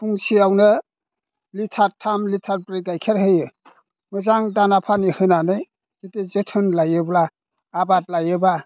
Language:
Bodo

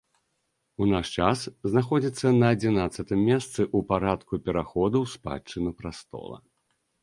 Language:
Belarusian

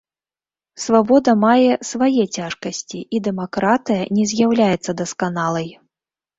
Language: Belarusian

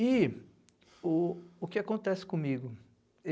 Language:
Portuguese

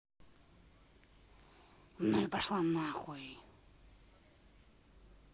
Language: Russian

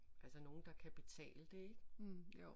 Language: Danish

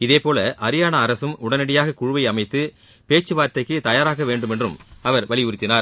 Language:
Tamil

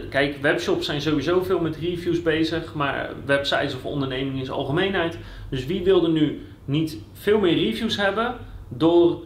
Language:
Dutch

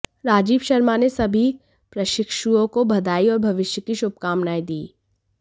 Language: Hindi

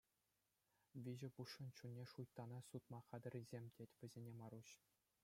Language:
Chuvash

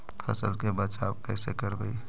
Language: Magahi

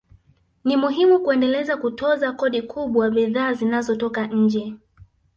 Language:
Swahili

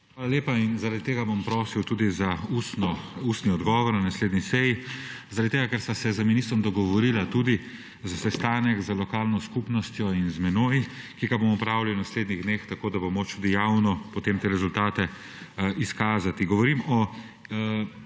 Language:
Slovenian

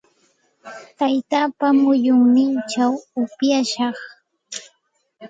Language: Santa Ana de Tusi Pasco Quechua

